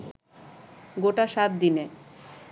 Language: Bangla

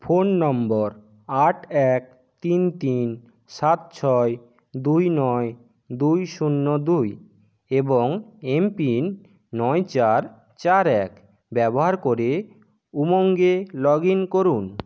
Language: Bangla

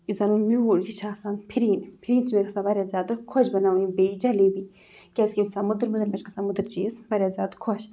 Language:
Kashmiri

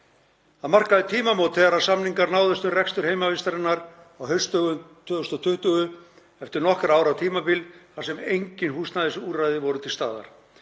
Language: Icelandic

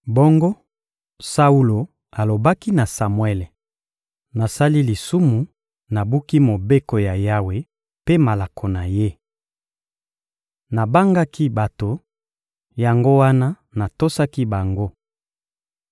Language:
Lingala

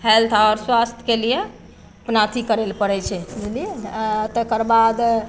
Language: Maithili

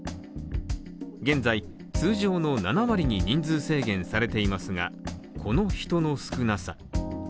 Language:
Japanese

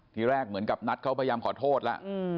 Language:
Thai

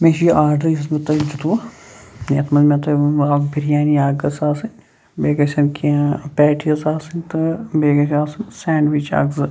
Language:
Kashmiri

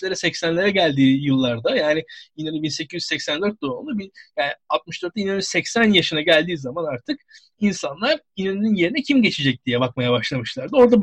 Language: Turkish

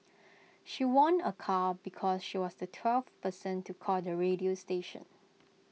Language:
English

